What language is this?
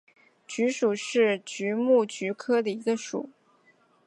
Chinese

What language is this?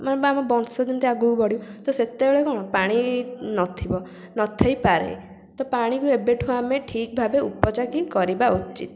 Odia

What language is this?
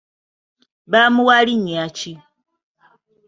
Ganda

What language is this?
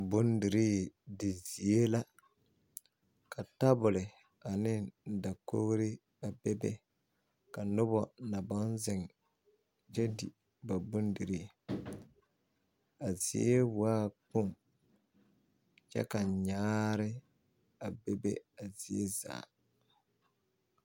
Southern Dagaare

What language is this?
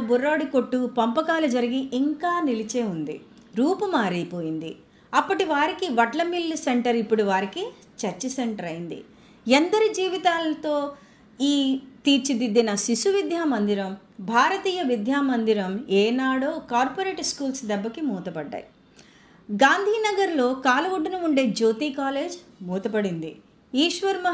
Telugu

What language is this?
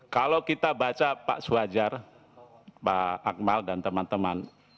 Indonesian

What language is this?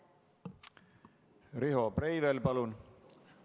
Estonian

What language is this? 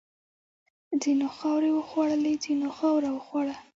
Pashto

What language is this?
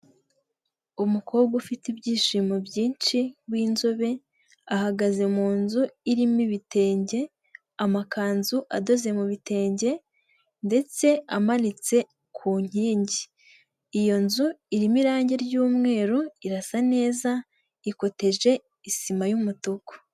Kinyarwanda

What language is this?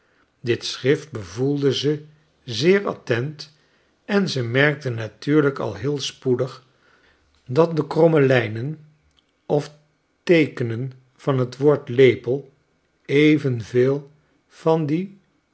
Dutch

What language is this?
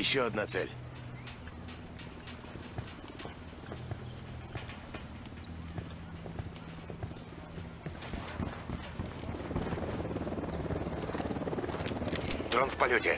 Russian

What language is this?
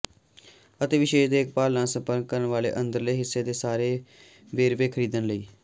Punjabi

